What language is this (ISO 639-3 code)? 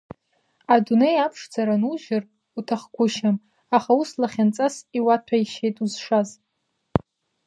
abk